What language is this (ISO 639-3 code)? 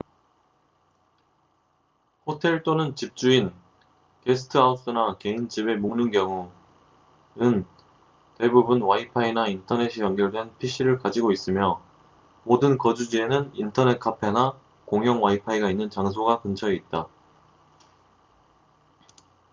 kor